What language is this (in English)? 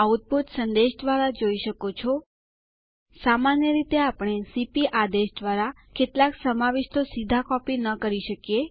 Gujarati